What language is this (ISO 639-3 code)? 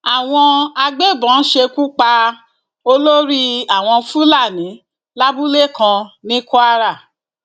yor